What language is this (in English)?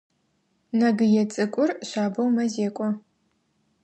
Adyghe